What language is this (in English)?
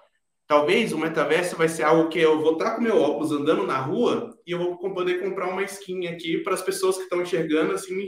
Portuguese